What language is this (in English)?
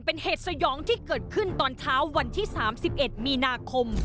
Thai